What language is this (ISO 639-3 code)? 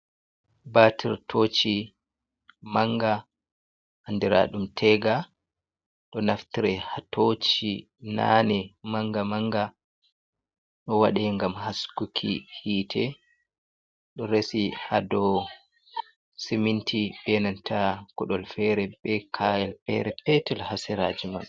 ful